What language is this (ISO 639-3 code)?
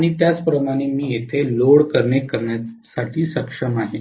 mar